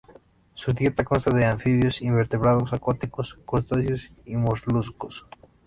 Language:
Spanish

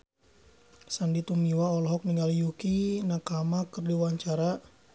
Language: Sundanese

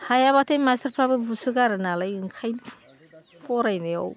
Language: Bodo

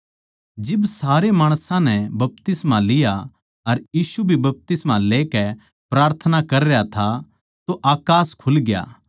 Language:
Haryanvi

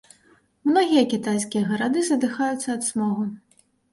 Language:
Belarusian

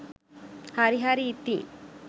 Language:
Sinhala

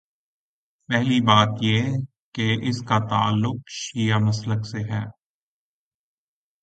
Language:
Urdu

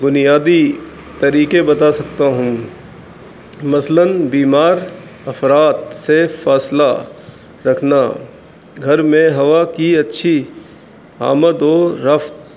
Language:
Urdu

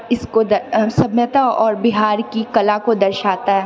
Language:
Maithili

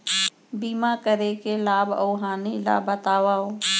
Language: Chhattisgarhi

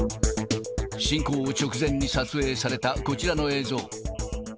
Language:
Japanese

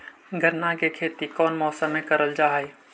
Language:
Magahi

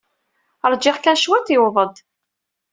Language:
Kabyle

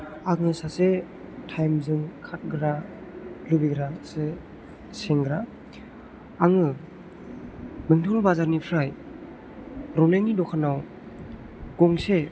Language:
Bodo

